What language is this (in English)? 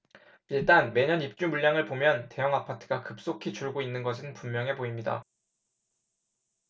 Korean